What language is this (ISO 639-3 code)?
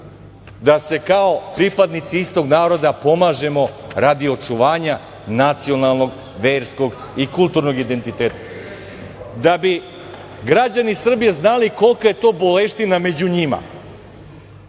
srp